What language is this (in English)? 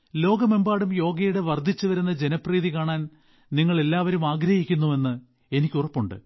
Malayalam